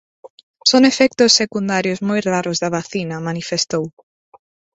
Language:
Galician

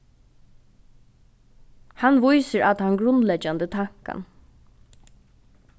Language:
Faroese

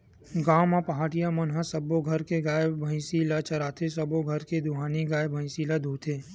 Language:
Chhattisgarhi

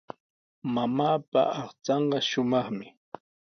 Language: Sihuas Ancash Quechua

